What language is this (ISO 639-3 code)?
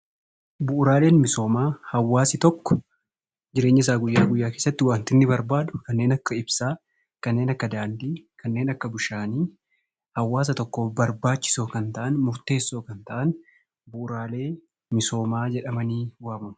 orm